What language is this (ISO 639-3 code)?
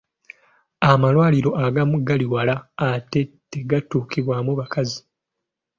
lug